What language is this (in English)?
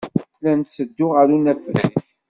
Kabyle